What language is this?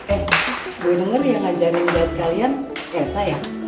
Indonesian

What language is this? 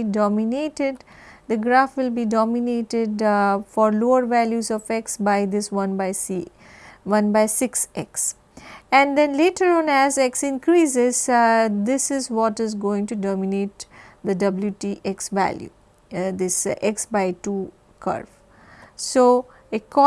English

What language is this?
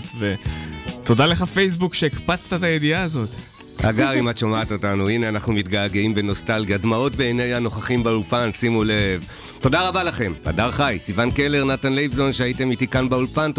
Hebrew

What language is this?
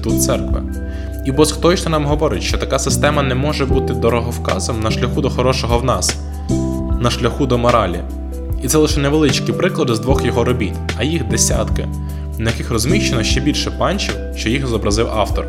Ukrainian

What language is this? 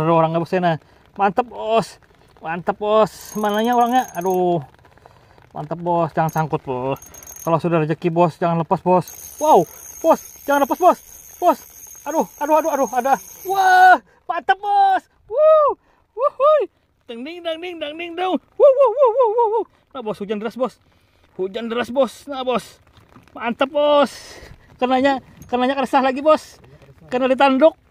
Indonesian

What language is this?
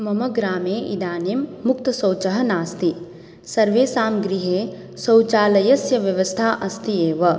Sanskrit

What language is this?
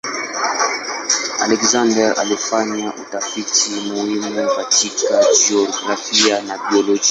Swahili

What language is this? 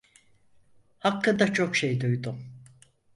Turkish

